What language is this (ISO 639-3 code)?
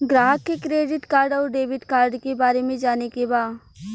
bho